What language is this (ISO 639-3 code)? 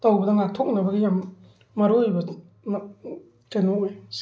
mni